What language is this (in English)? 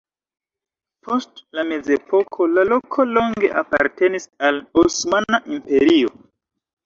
Esperanto